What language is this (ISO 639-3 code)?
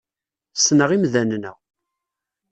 kab